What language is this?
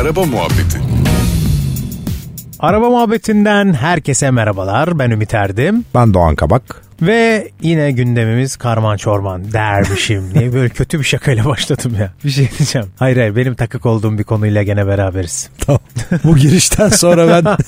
Turkish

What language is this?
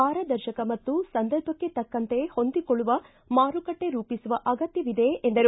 Kannada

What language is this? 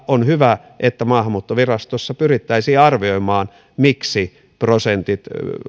Finnish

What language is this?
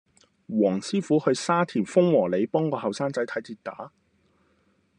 Cantonese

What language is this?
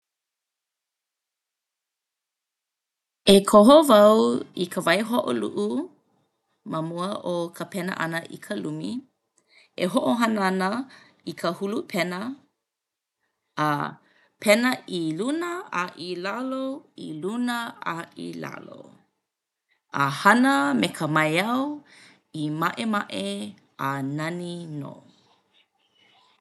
Hawaiian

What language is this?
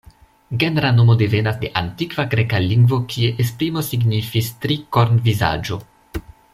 Esperanto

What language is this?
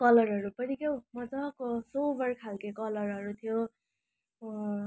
Nepali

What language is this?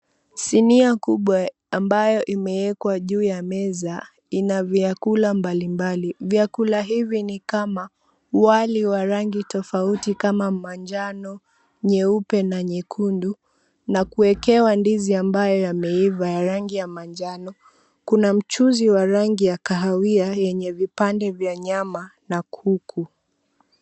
Swahili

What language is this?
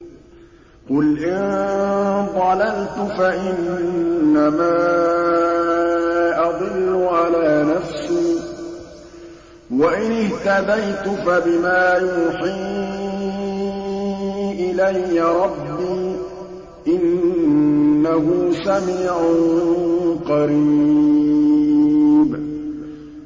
Arabic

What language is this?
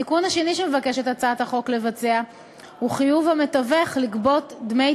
Hebrew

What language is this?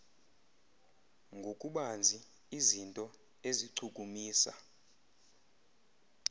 Xhosa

